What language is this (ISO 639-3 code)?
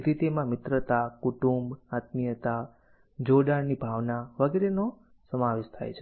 guj